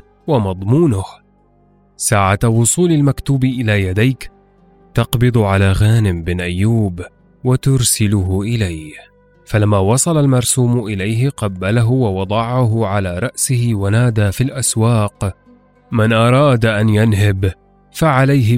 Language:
Arabic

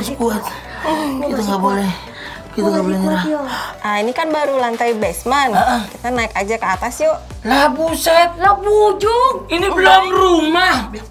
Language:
Indonesian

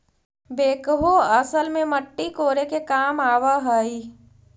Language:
Magahi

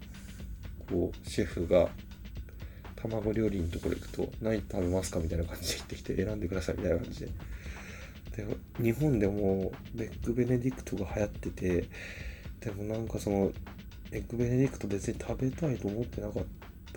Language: Japanese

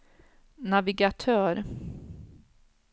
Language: Swedish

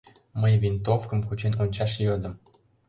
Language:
Mari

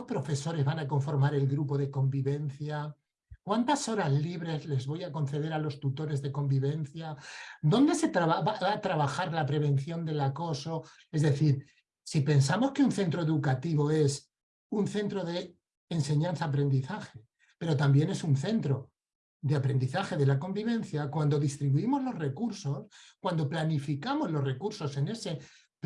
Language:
Spanish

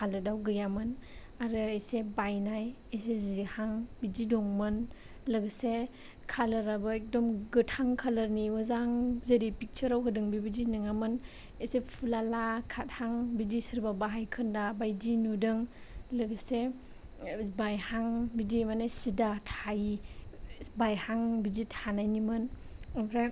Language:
Bodo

